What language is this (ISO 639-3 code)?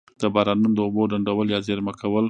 pus